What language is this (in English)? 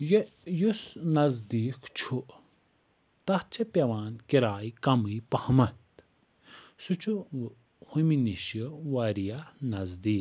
Kashmiri